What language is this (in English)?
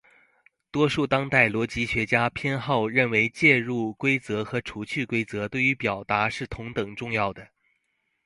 Chinese